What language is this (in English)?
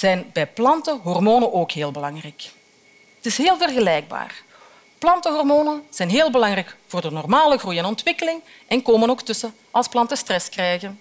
Dutch